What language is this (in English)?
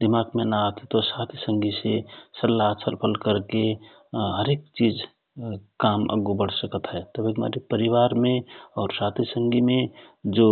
Rana Tharu